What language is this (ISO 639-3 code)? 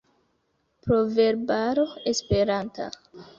epo